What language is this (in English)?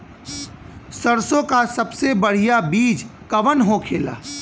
Bhojpuri